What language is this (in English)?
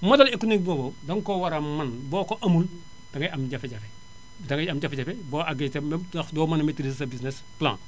Wolof